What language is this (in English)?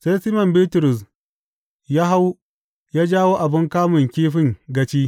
Hausa